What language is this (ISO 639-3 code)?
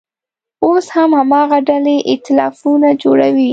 pus